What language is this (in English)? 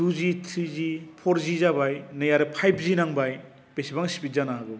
Bodo